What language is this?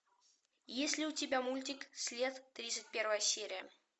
Russian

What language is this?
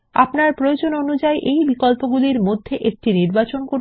Bangla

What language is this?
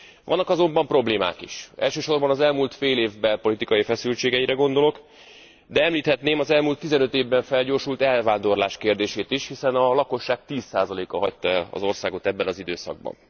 Hungarian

